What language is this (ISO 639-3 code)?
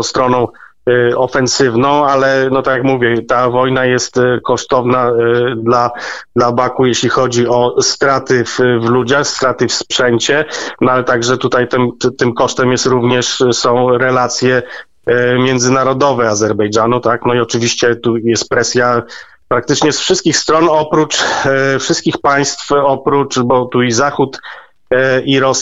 pol